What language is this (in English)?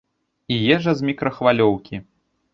Belarusian